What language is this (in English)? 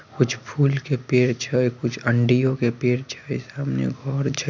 Magahi